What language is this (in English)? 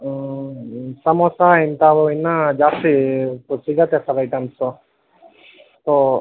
Kannada